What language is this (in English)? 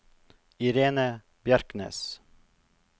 Norwegian